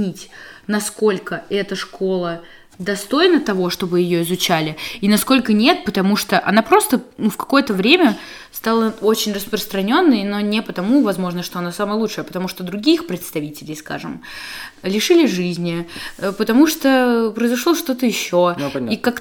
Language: Russian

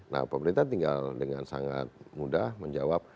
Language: Indonesian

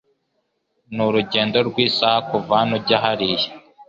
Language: Kinyarwanda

